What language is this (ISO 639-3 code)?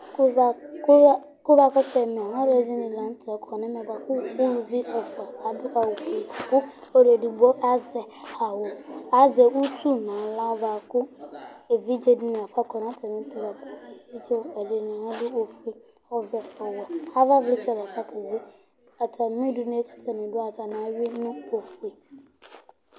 kpo